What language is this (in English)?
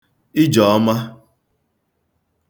Igbo